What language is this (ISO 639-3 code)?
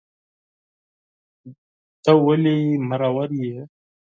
pus